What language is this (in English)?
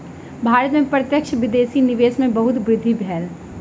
Maithili